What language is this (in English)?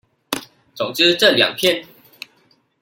Chinese